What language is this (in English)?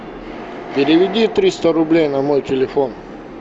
Russian